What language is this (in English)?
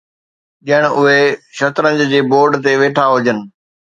Sindhi